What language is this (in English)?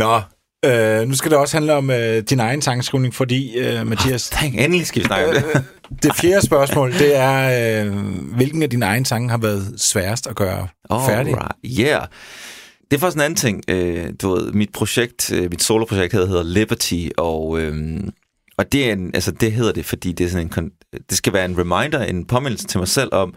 Danish